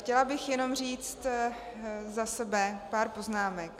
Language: Czech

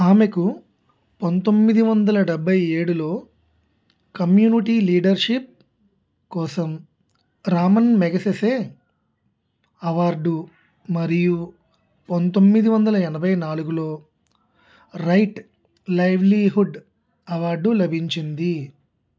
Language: Telugu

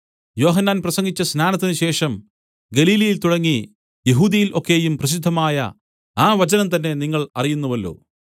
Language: Malayalam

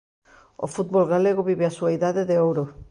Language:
Galician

